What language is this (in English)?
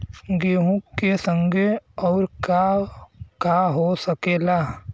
Bhojpuri